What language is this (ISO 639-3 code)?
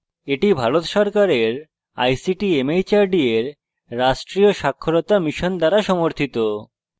ben